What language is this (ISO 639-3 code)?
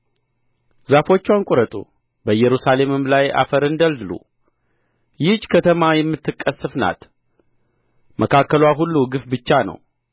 amh